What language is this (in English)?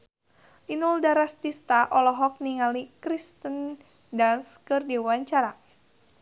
Sundanese